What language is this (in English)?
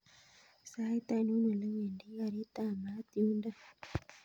Kalenjin